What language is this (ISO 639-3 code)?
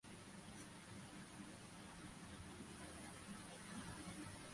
ben